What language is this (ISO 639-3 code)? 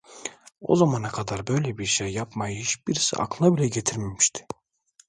tur